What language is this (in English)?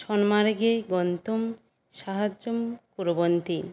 Sanskrit